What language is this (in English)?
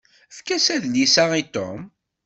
Kabyle